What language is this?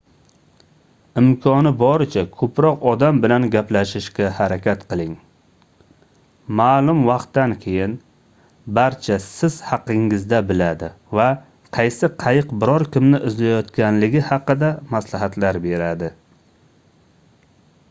Uzbek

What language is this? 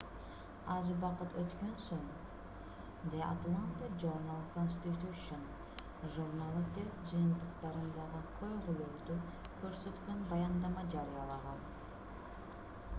Kyrgyz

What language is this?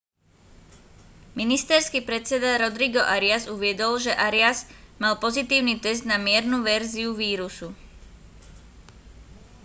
Slovak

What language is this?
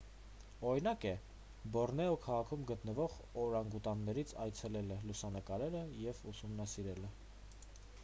Armenian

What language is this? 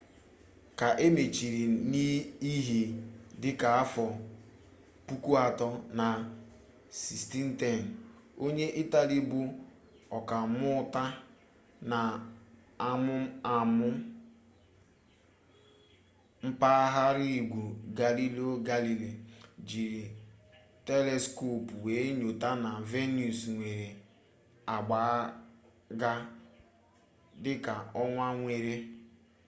Igbo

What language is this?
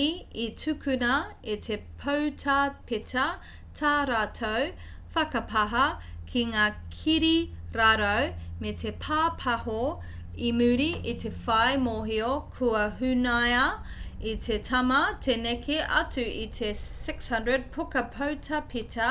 Māori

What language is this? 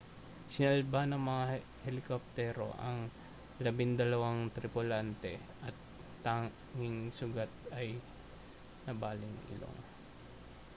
Filipino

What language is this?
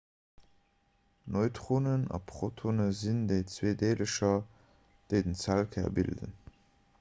Luxembourgish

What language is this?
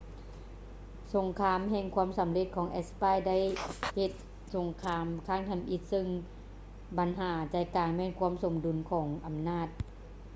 Lao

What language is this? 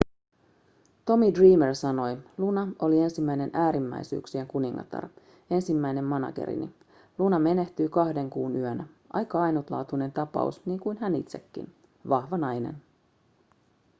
Finnish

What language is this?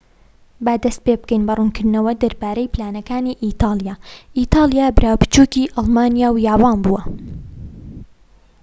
Central Kurdish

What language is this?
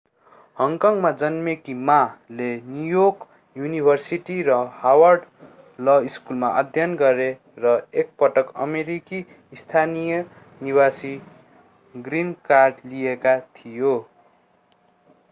Nepali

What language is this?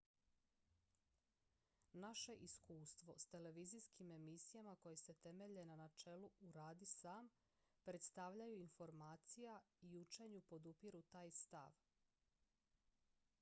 Croatian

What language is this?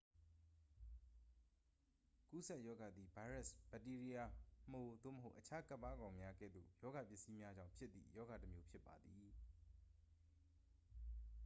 Burmese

